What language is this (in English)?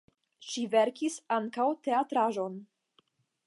Esperanto